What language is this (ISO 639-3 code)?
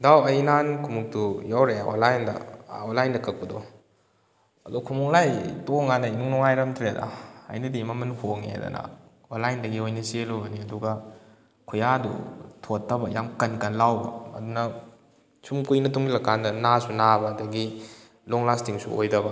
mni